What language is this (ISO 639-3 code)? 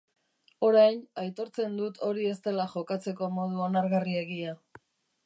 eus